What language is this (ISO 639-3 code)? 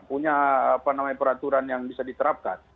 ind